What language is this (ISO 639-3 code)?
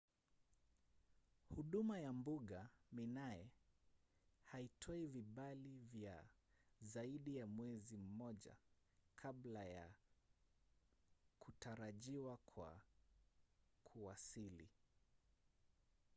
swa